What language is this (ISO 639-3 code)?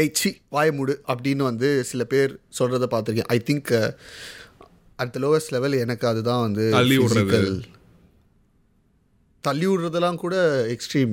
tam